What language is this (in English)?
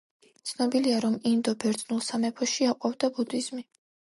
Georgian